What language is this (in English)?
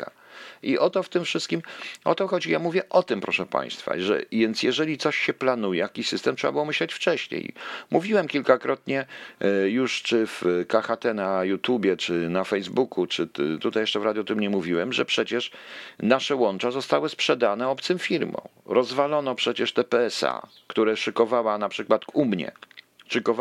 Polish